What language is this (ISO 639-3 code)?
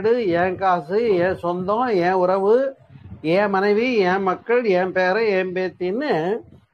tam